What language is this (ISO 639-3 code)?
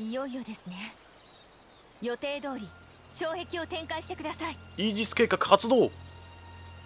jpn